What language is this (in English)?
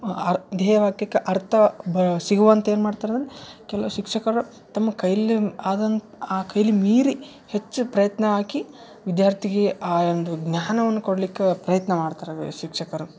Kannada